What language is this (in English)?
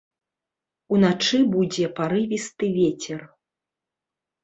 Belarusian